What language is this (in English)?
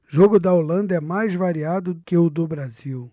Portuguese